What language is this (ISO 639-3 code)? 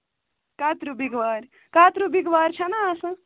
kas